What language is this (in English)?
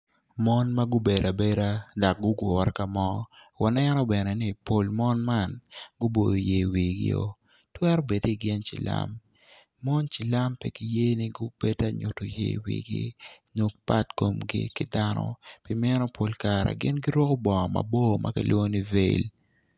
Acoli